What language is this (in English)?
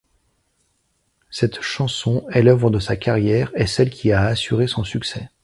French